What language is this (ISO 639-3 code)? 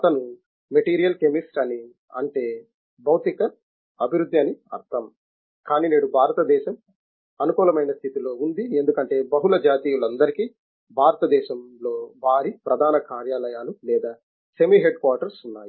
tel